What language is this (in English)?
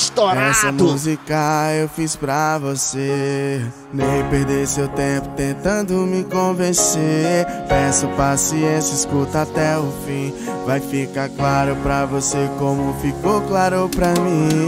Portuguese